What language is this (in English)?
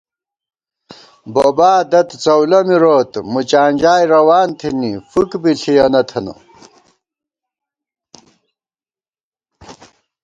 Gawar-Bati